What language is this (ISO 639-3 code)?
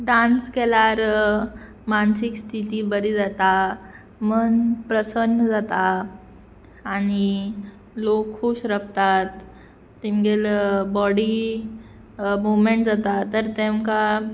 kok